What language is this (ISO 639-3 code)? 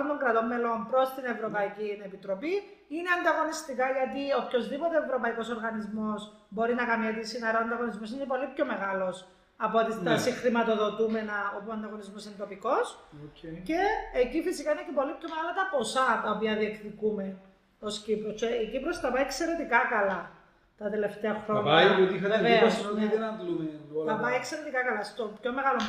ell